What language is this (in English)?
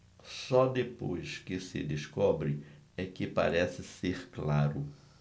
Portuguese